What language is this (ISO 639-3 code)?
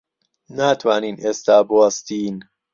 ckb